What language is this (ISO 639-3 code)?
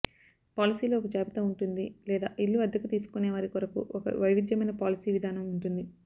tel